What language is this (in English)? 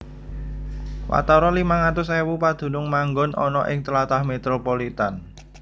Javanese